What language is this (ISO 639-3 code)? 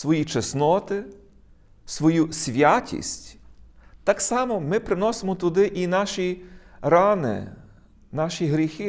ukr